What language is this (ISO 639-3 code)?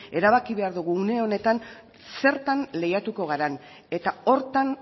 eus